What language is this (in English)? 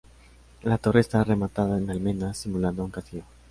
Spanish